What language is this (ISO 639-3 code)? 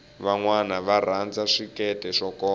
tso